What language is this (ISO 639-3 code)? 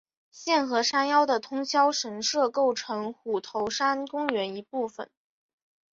zho